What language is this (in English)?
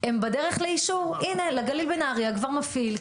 Hebrew